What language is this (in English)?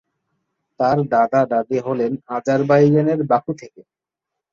Bangla